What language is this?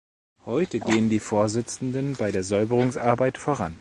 German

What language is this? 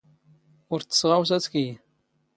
Standard Moroccan Tamazight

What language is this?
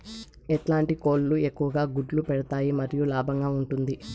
Telugu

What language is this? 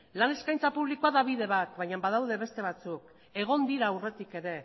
Basque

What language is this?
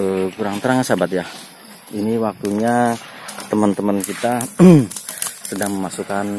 Indonesian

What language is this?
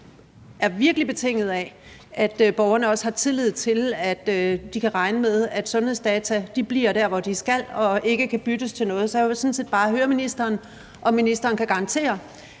Danish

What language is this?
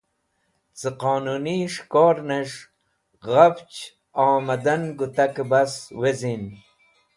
Wakhi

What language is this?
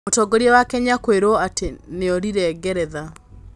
Kikuyu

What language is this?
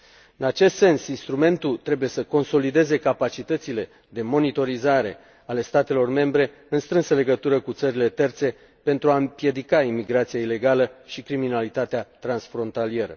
Romanian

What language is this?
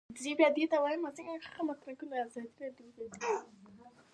Pashto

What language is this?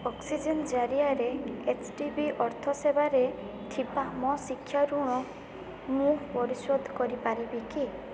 Odia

